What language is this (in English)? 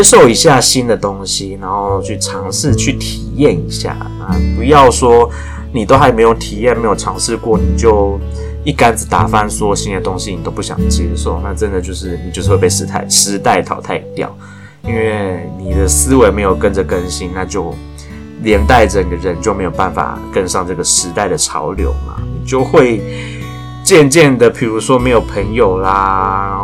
Chinese